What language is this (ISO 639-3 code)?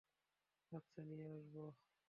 ben